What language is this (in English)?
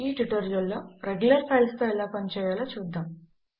Telugu